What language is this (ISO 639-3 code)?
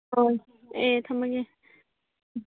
mni